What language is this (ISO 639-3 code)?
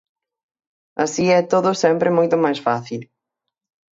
glg